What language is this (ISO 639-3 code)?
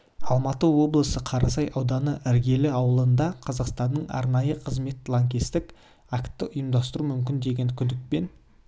kaz